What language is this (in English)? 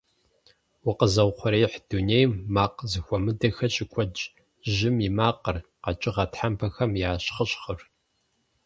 Kabardian